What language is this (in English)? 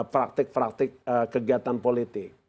Indonesian